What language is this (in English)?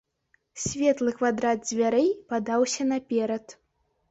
Belarusian